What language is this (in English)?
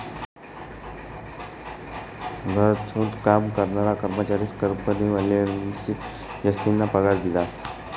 Marathi